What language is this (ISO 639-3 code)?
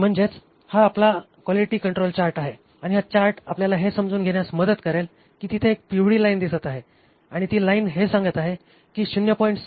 mar